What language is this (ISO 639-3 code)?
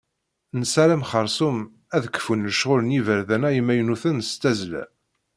kab